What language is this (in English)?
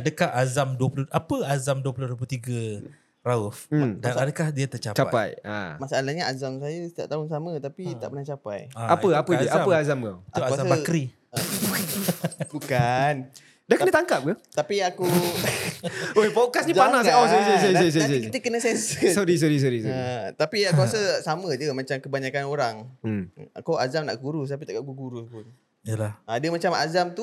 Malay